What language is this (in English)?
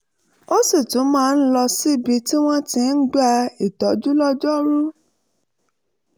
Yoruba